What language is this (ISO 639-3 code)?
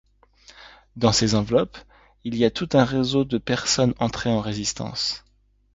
fra